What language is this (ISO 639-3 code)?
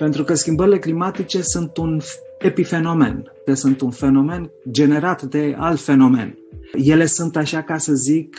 ron